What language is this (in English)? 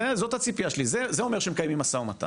Hebrew